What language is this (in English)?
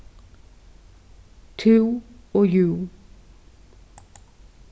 Faroese